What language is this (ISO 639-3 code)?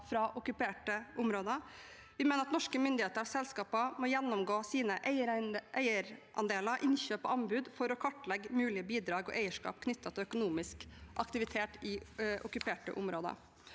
nor